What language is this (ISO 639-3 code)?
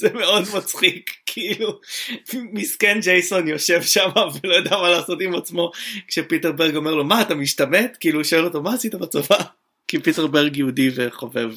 heb